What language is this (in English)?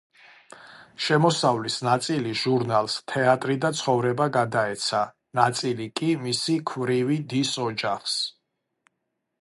Georgian